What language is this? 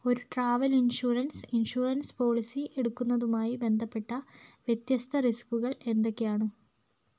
Malayalam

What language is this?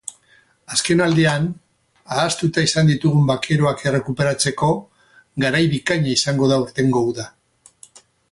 Basque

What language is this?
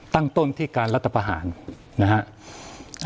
Thai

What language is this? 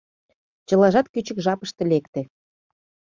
Mari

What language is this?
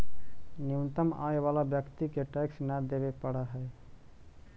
Magahi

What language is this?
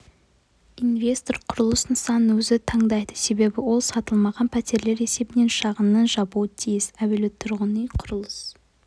Kazakh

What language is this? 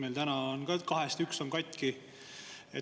Estonian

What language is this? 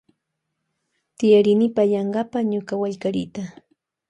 Loja Highland Quichua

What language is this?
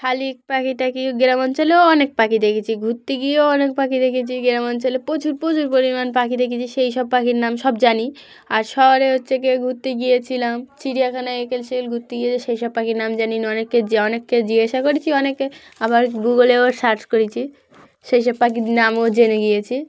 Bangla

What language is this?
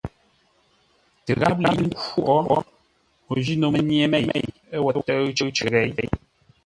Ngombale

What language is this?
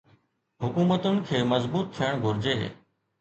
Sindhi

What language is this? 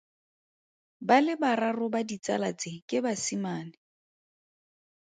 Tswana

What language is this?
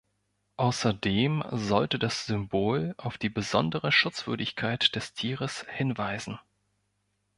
German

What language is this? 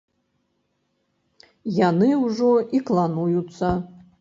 Belarusian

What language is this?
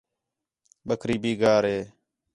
Khetrani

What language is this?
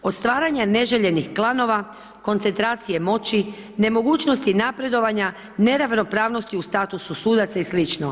Croatian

